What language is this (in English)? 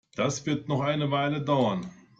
German